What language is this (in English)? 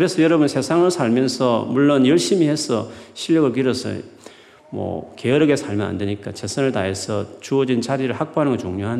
Korean